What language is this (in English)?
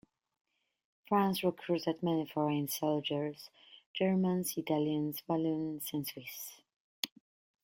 English